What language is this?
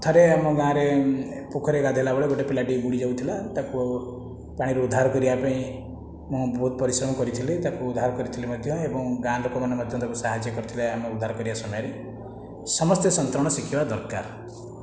Odia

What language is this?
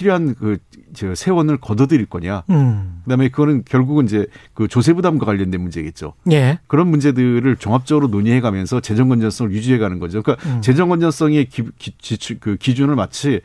Korean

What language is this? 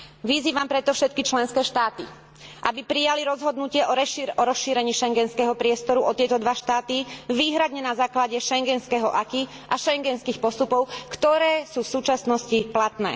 Slovak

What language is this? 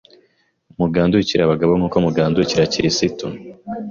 Kinyarwanda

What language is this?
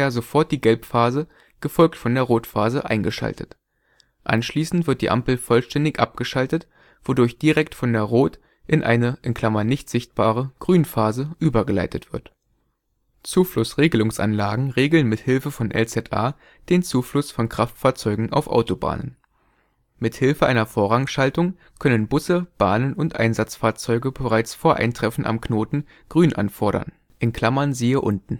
German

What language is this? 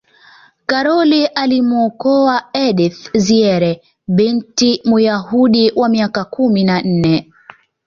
Swahili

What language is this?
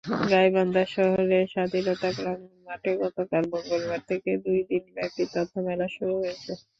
Bangla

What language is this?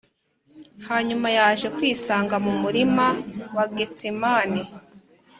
Kinyarwanda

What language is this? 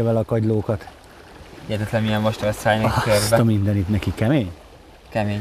Hungarian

